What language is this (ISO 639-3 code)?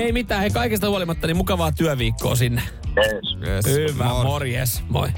fin